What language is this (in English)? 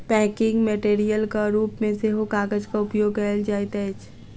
Maithili